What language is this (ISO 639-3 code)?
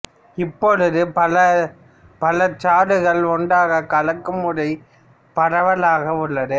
tam